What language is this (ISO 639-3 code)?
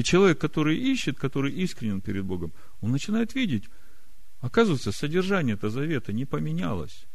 rus